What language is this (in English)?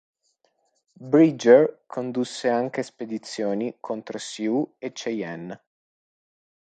Italian